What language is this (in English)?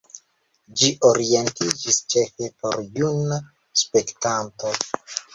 Esperanto